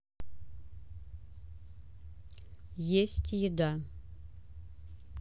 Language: Russian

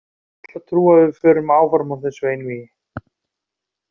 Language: Icelandic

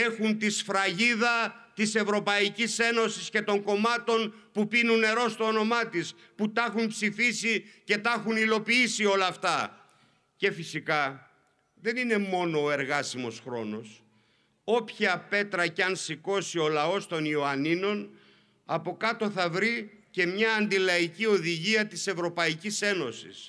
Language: Greek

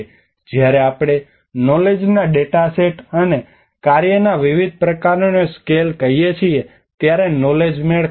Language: Gujarati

